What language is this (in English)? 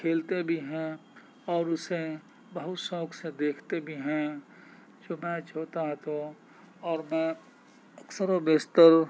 Urdu